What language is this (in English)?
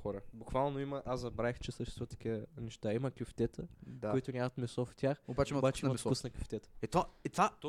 Bulgarian